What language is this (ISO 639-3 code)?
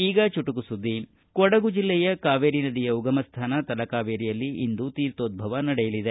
kan